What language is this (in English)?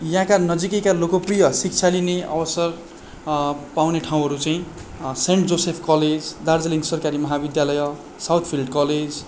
Nepali